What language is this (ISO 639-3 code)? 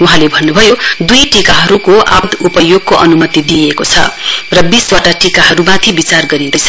nep